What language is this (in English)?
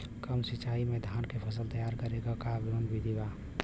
Bhojpuri